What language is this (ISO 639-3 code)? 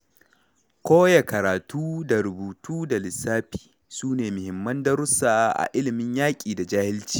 hau